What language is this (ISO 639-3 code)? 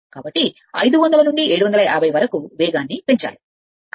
tel